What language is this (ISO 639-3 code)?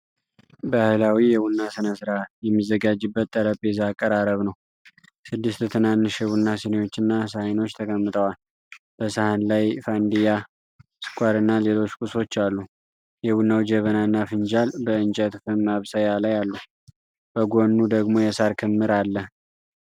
amh